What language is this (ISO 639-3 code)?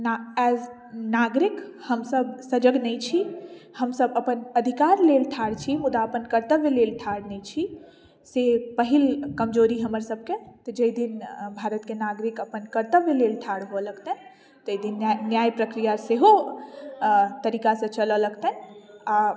mai